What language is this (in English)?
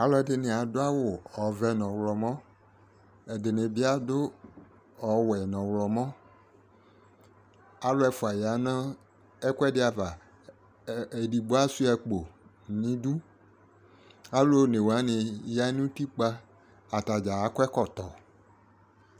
Ikposo